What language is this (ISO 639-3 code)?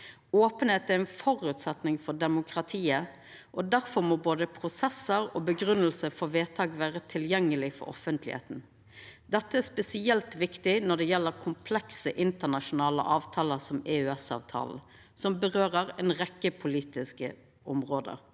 nor